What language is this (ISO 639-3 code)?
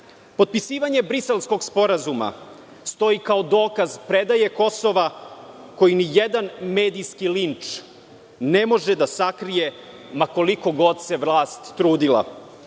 srp